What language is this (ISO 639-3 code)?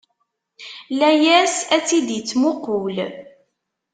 kab